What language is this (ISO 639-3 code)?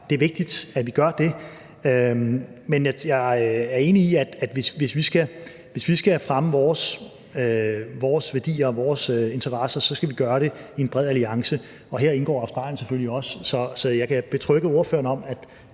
dan